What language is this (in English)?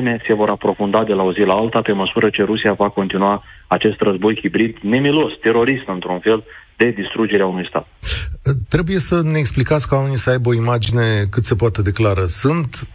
Romanian